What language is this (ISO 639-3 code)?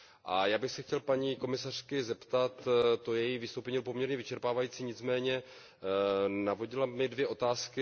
ces